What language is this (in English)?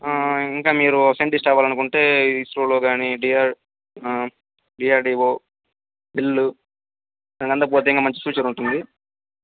Telugu